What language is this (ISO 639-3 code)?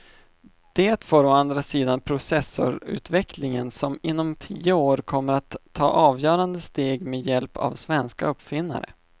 swe